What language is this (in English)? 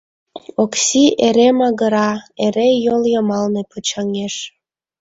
Mari